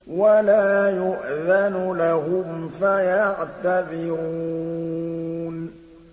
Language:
Arabic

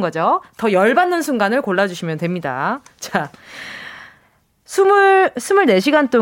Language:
Korean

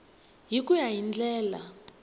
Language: Tsonga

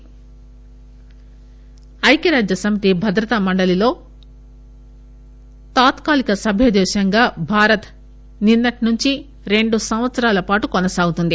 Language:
Telugu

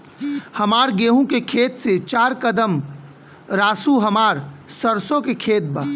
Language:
Bhojpuri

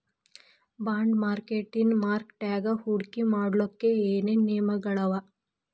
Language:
Kannada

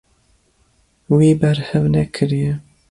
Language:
Kurdish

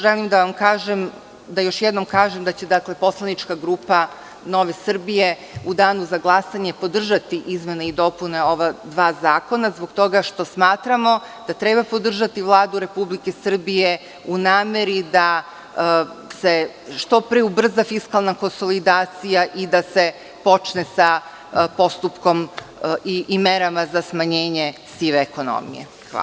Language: Serbian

